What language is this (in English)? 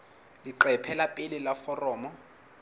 Southern Sotho